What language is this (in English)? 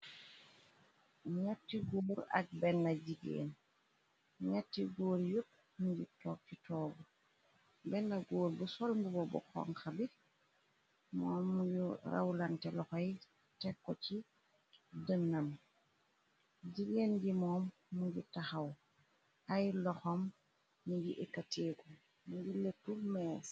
Wolof